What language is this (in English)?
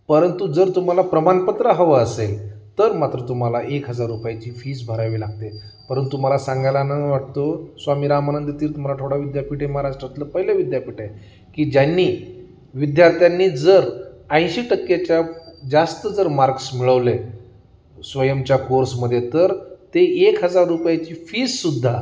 Marathi